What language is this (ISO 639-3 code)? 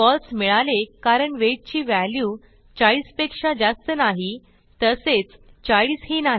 mar